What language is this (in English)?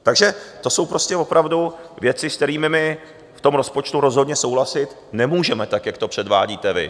Czech